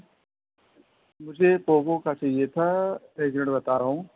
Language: Urdu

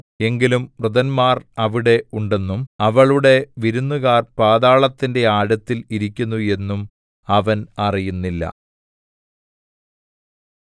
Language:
Malayalam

